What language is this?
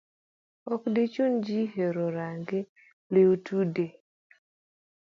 Luo (Kenya and Tanzania)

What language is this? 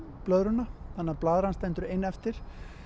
Icelandic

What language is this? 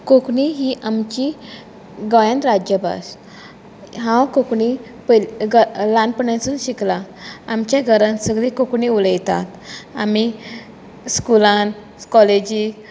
Konkani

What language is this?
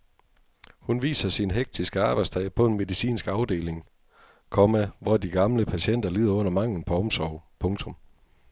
Danish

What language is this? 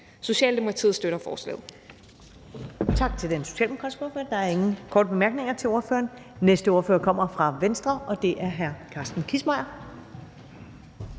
Danish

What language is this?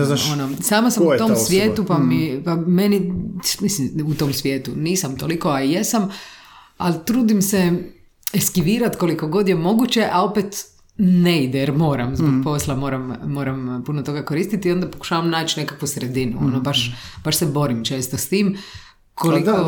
Croatian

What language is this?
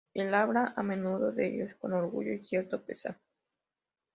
Spanish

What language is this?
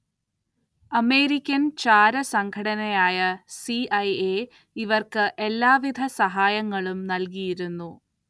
Malayalam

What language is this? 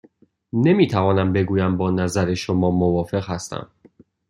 Persian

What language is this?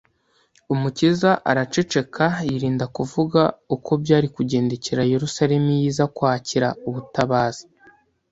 Kinyarwanda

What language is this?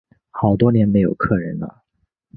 Chinese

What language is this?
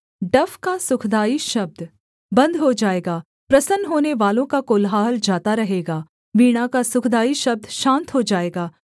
Hindi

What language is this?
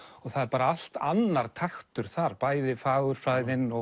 Icelandic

